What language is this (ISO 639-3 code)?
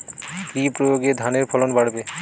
ben